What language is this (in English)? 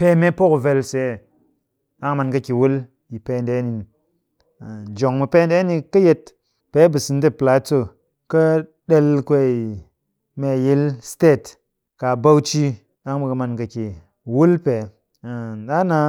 Cakfem-Mushere